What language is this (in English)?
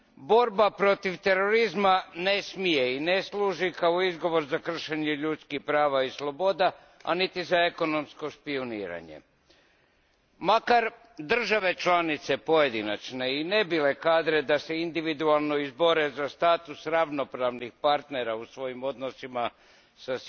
Croatian